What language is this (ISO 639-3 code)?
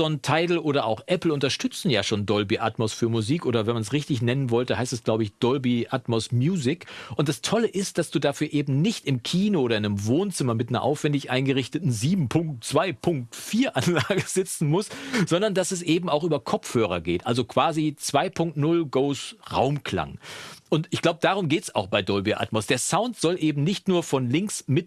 deu